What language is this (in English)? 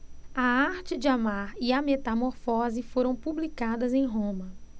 Portuguese